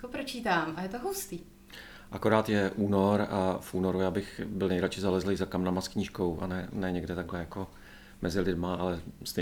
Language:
Czech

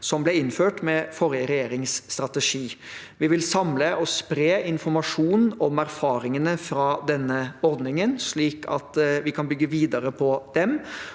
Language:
Norwegian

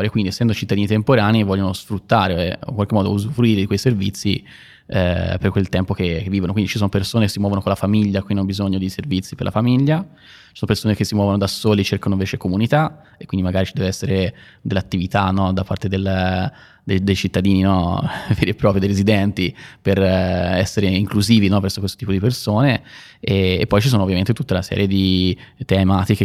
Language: Italian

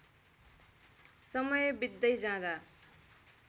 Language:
Nepali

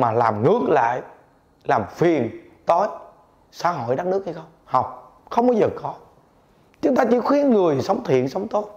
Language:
Vietnamese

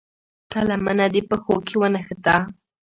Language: Pashto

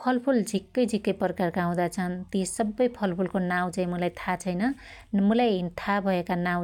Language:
Dotyali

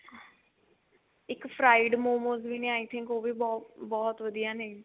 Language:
Punjabi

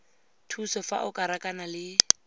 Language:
Tswana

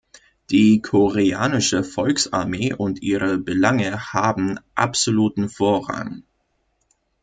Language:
German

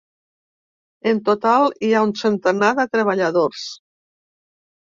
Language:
Catalan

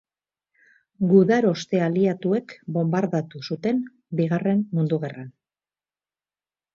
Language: Basque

